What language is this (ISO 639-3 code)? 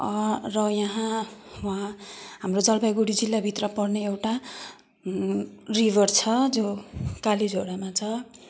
nep